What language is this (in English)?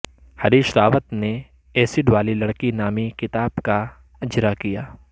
Urdu